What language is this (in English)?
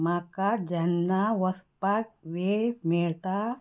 Konkani